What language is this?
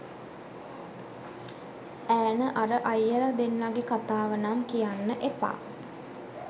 Sinhala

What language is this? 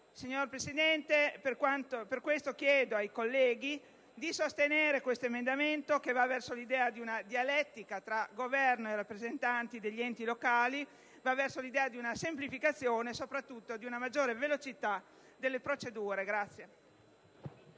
Italian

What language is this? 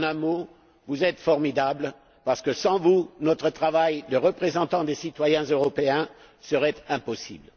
French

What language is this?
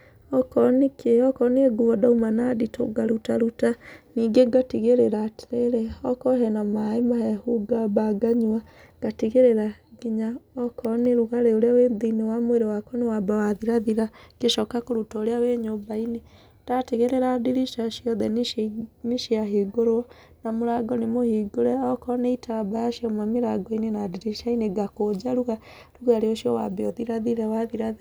Kikuyu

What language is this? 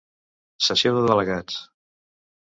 Catalan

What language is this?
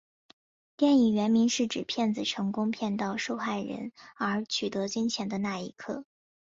Chinese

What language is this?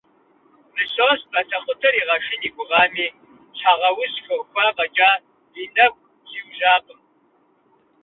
Kabardian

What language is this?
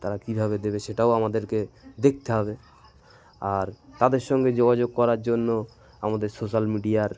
Bangla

